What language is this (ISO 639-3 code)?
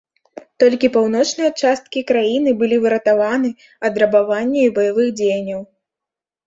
bel